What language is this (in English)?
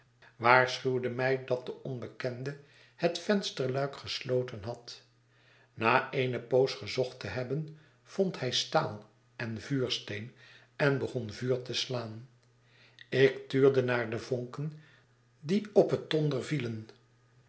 Dutch